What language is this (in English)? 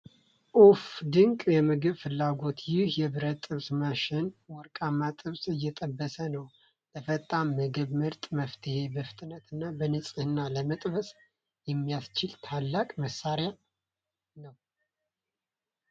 Amharic